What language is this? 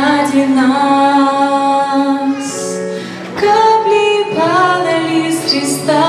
Greek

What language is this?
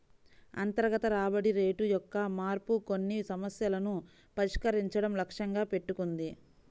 Telugu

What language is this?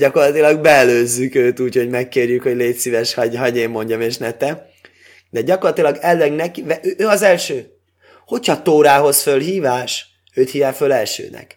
Hungarian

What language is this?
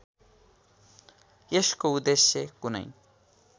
Nepali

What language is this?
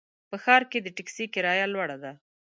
Pashto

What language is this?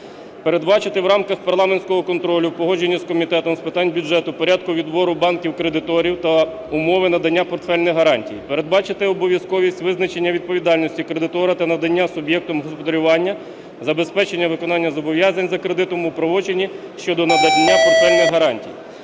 Ukrainian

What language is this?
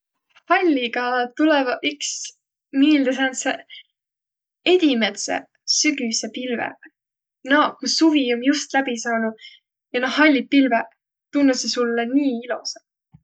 Võro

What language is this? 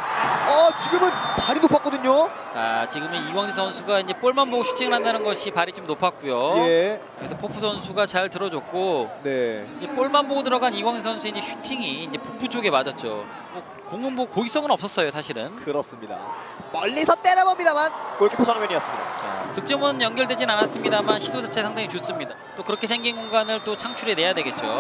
Korean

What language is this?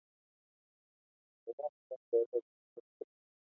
Kalenjin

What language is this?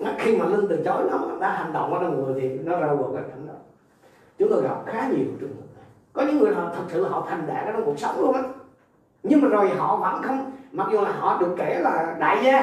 Vietnamese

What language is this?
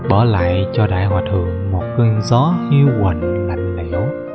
Vietnamese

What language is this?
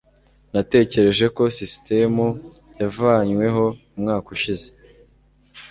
Kinyarwanda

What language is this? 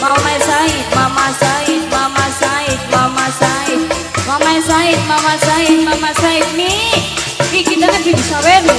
Indonesian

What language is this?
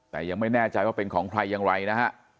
Thai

